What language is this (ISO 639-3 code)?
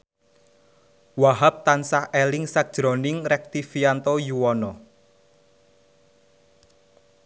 jav